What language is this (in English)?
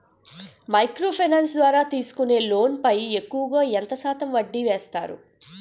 Telugu